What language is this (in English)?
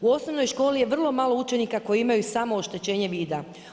Croatian